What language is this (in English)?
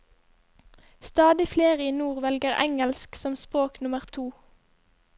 Norwegian